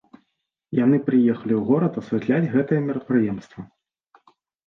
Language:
Belarusian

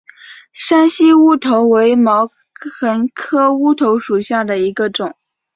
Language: Chinese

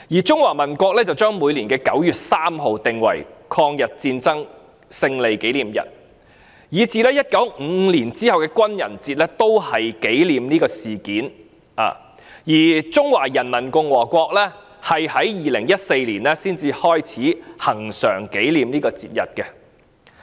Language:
Cantonese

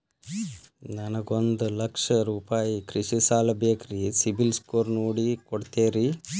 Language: Kannada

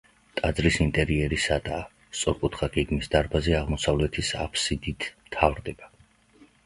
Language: Georgian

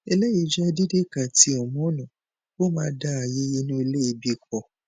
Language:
Yoruba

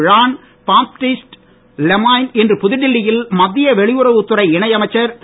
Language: Tamil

